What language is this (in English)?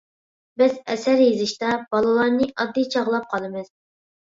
Uyghur